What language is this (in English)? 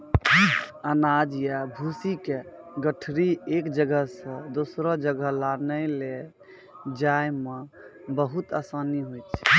Maithili